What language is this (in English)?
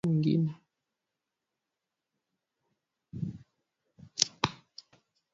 Swahili